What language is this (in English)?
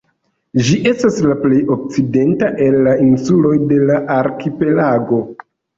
Esperanto